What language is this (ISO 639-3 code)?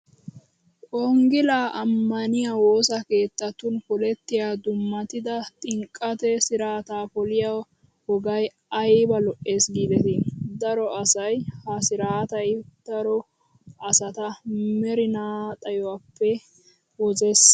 wal